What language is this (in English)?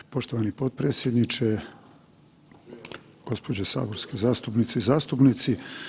Croatian